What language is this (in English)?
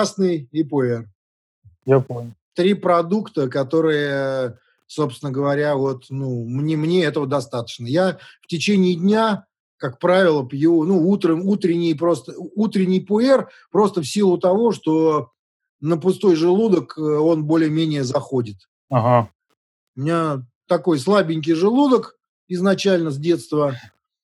Russian